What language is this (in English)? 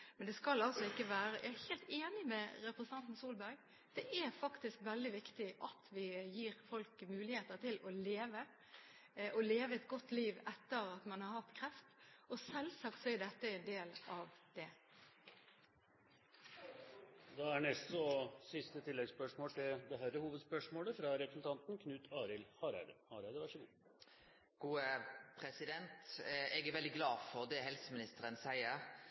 Norwegian